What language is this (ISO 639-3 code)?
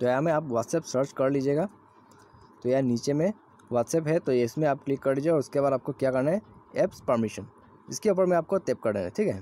hin